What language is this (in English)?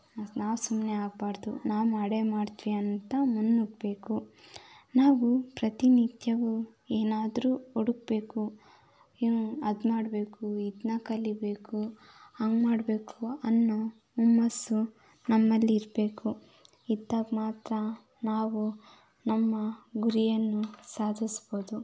Kannada